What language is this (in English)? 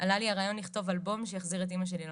Hebrew